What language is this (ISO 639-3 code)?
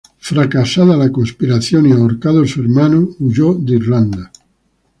spa